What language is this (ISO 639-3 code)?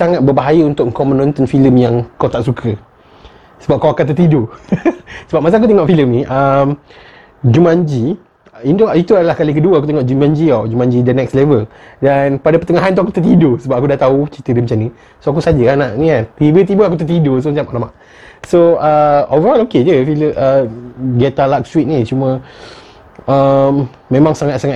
msa